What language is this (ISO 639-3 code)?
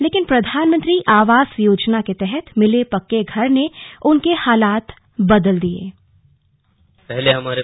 hin